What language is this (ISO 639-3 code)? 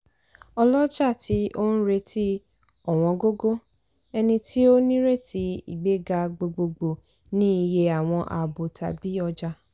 yor